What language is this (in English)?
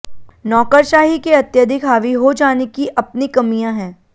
Hindi